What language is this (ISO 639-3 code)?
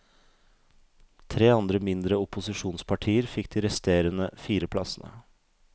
nor